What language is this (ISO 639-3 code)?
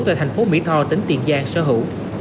vie